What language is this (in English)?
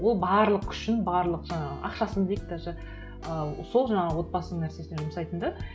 Kazakh